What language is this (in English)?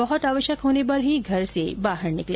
Hindi